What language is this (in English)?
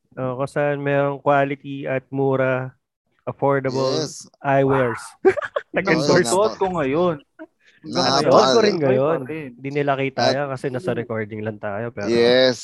Filipino